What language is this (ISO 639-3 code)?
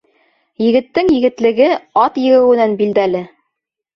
bak